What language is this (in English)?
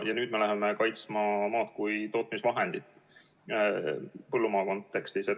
Estonian